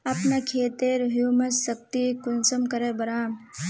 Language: Magahi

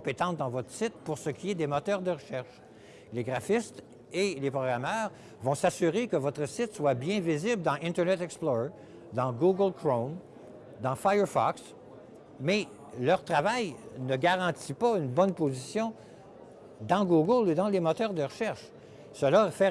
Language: French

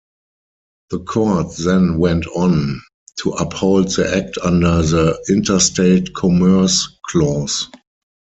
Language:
English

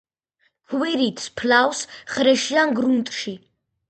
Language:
Georgian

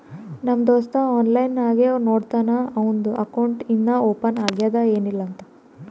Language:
Kannada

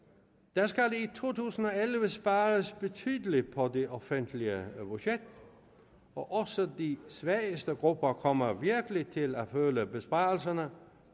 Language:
Danish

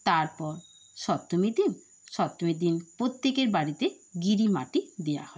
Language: Bangla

